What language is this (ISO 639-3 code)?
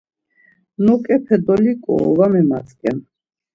lzz